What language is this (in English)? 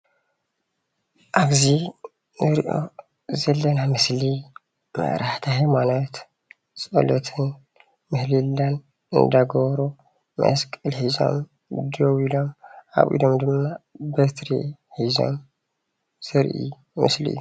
Tigrinya